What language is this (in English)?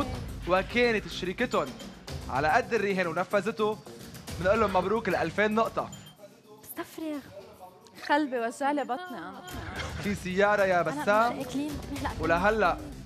Arabic